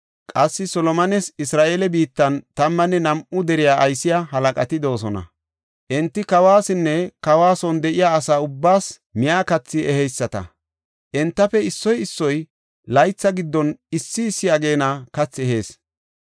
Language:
Gofa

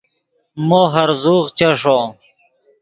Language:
Yidgha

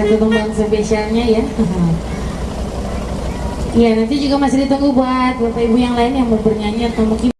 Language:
Indonesian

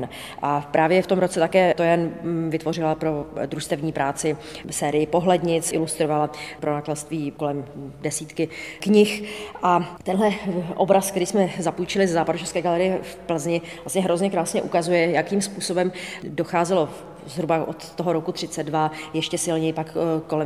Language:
Czech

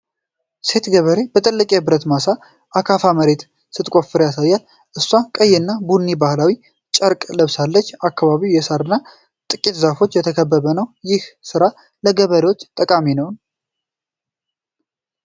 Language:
Amharic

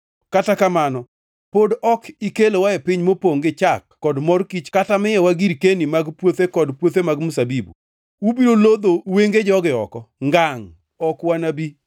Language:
Luo (Kenya and Tanzania)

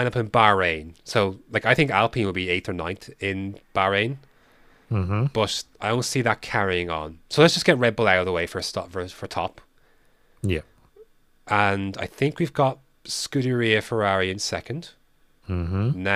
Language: English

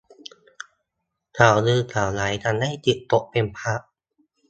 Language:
Thai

